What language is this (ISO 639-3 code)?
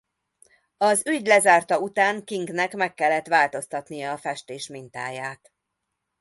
hun